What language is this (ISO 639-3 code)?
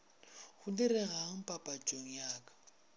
nso